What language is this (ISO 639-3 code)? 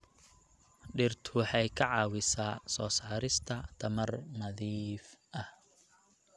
som